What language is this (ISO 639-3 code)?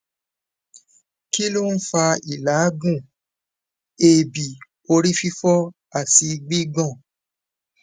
yor